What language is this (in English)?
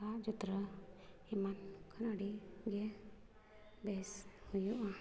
Santali